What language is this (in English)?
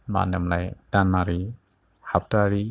Bodo